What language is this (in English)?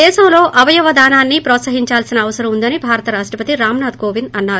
Telugu